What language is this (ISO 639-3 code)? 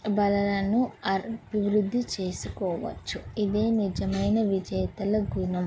tel